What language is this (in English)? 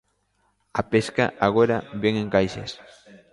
Galician